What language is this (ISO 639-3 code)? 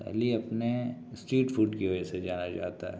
urd